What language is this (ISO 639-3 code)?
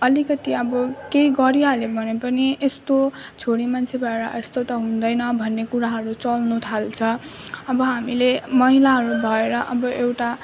nep